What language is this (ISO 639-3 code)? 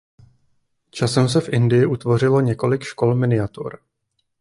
ces